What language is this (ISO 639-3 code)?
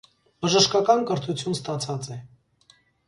hye